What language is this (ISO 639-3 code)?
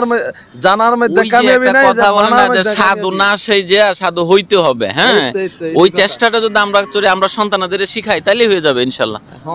tur